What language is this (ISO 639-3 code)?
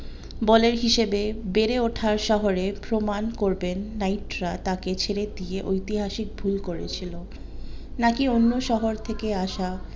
ben